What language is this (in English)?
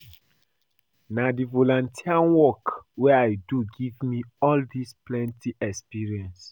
Nigerian Pidgin